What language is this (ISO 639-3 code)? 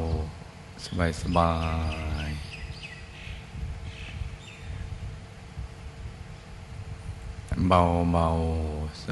tha